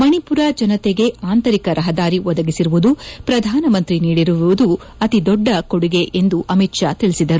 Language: Kannada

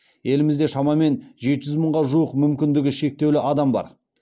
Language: Kazakh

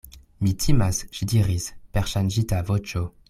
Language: Esperanto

